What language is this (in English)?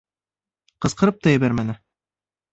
Bashkir